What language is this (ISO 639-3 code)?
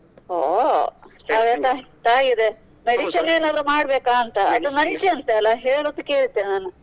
kan